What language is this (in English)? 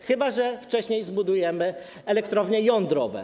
Polish